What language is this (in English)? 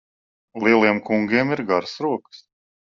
Latvian